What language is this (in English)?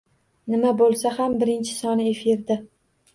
Uzbek